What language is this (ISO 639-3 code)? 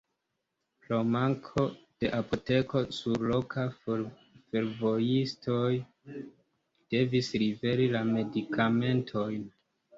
epo